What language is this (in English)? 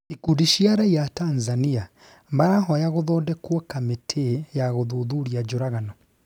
Kikuyu